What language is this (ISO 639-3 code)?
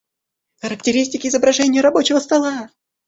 rus